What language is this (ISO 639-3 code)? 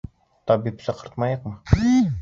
bak